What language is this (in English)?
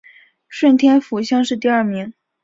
Chinese